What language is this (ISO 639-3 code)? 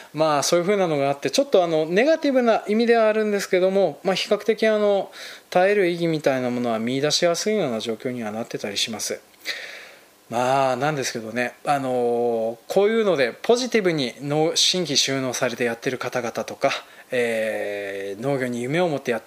jpn